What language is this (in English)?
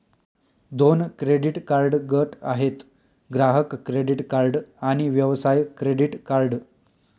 Marathi